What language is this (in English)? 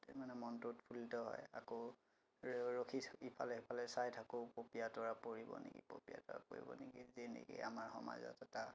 Assamese